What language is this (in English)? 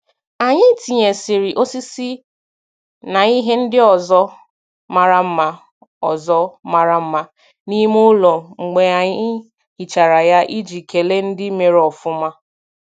Igbo